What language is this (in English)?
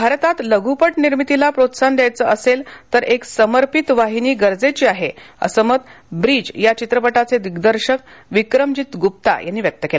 Marathi